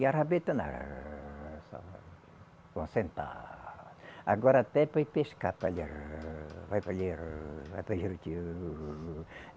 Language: Portuguese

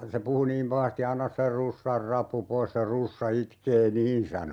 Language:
Finnish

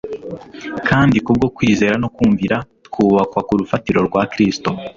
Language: Kinyarwanda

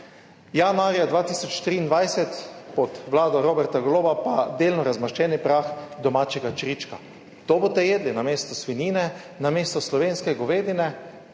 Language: Slovenian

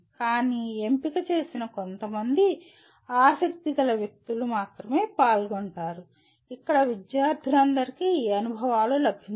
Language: Telugu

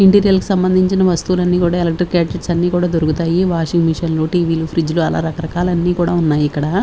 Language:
Telugu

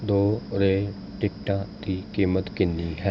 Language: Punjabi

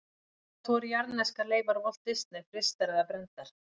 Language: Icelandic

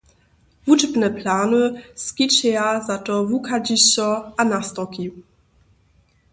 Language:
Upper Sorbian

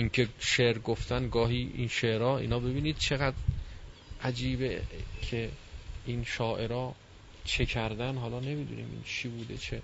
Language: Persian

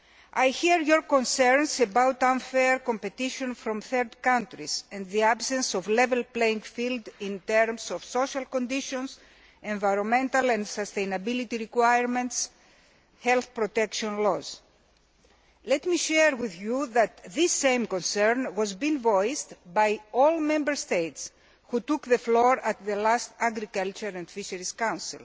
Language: English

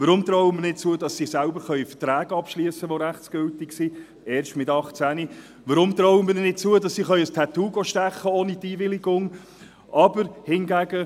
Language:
Swiss German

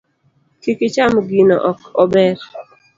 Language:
Luo (Kenya and Tanzania)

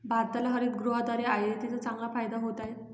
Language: Marathi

